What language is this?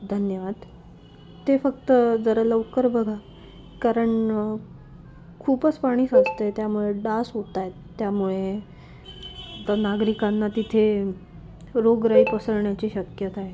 Marathi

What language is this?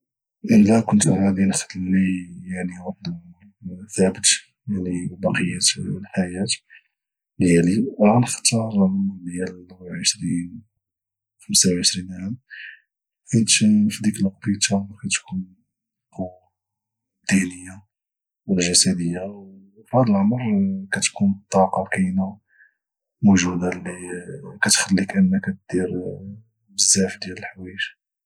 Moroccan Arabic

